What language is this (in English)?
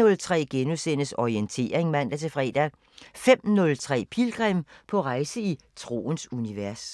Danish